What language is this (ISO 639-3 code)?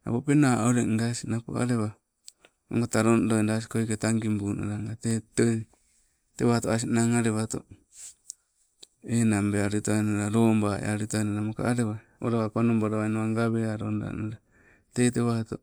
nco